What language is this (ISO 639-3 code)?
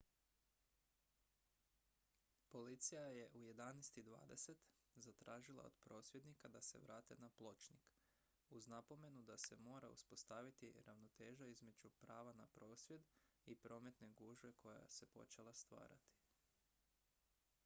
hrv